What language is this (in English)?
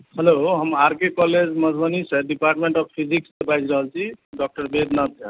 Maithili